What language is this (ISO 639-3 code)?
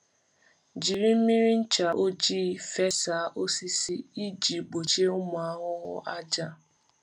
ibo